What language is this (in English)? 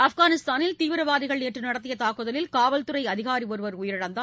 Tamil